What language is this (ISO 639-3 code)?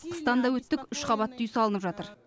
kaz